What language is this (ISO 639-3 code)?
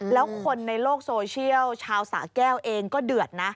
tha